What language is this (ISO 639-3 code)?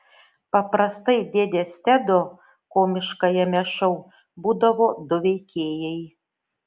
lit